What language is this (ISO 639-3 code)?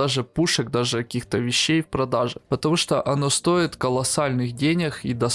rus